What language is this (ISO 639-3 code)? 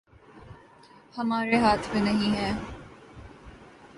urd